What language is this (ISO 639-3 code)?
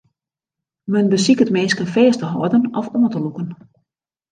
fry